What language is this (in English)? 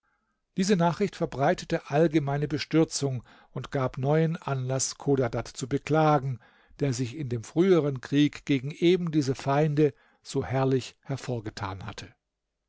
German